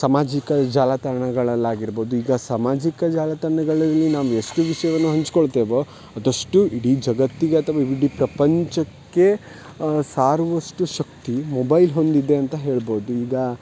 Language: Kannada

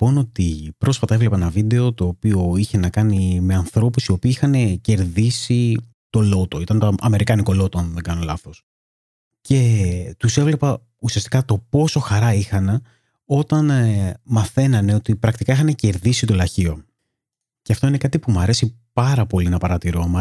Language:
Greek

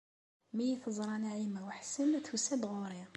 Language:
Kabyle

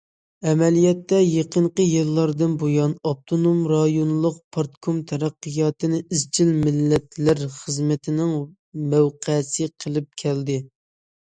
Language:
Uyghur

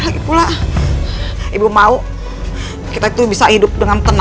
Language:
Indonesian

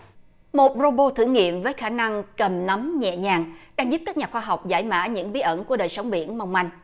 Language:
Vietnamese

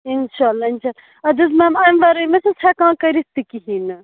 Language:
Kashmiri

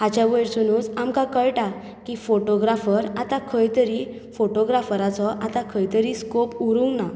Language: Konkani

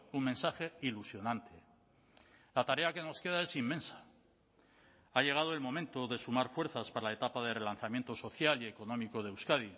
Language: Spanish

